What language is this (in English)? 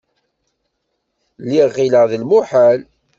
Kabyle